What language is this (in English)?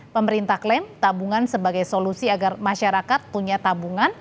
Indonesian